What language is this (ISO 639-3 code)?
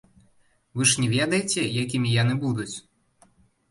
bel